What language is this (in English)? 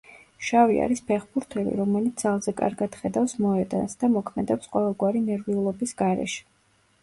Georgian